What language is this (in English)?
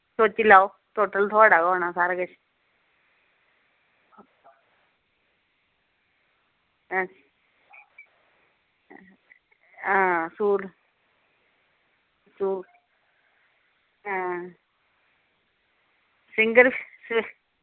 Dogri